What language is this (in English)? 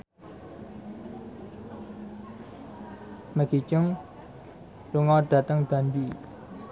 Javanese